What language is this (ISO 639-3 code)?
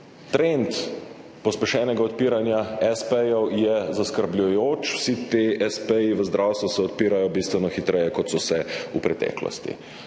slv